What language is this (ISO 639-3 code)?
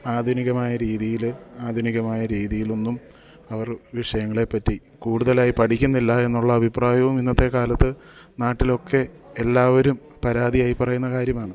mal